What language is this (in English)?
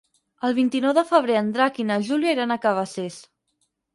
Catalan